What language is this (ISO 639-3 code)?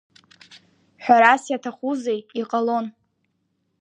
abk